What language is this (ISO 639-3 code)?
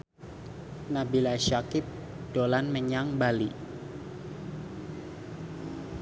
jav